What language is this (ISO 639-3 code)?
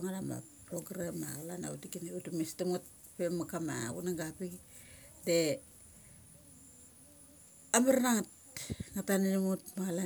gcc